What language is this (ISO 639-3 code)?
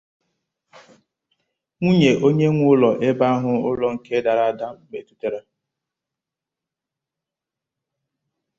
ibo